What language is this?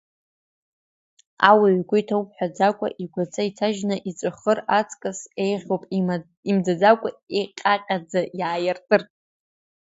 Abkhazian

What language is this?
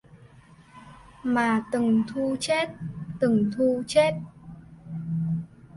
Vietnamese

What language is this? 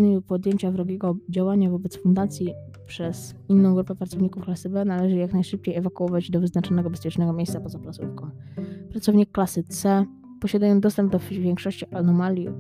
Polish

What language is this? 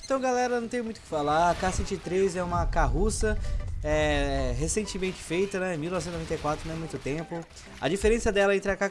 Portuguese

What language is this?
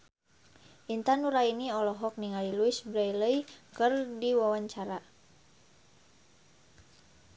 Sundanese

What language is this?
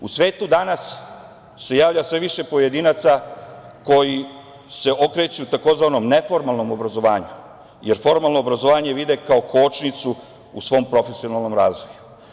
Serbian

